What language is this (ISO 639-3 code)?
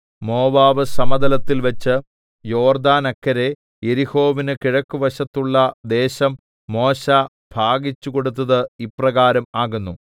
mal